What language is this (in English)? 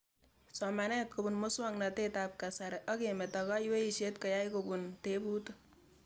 Kalenjin